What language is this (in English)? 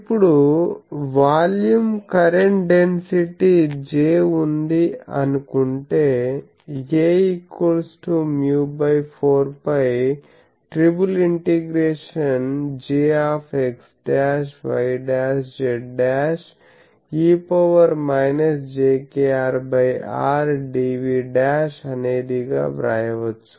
Telugu